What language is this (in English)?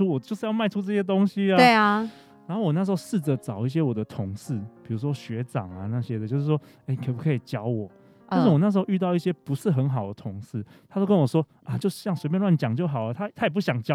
Chinese